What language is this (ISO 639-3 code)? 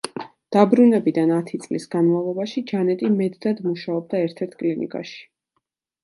kat